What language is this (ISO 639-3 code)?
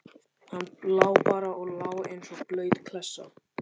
isl